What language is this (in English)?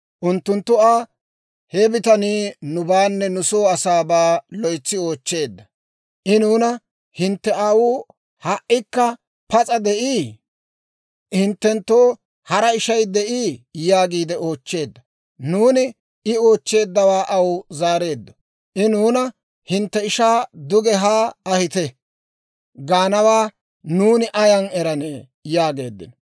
Dawro